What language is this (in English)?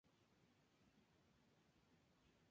Spanish